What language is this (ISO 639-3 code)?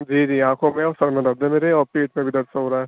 urd